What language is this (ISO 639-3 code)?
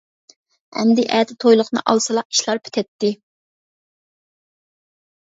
uig